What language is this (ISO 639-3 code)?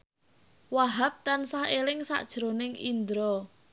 jav